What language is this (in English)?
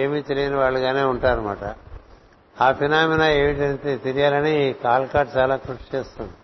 Telugu